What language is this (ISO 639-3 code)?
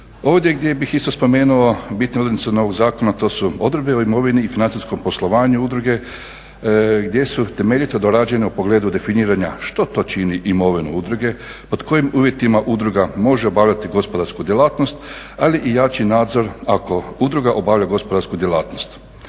hrv